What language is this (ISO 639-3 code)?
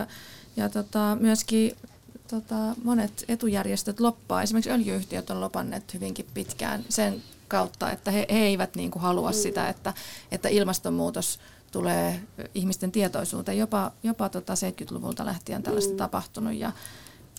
fin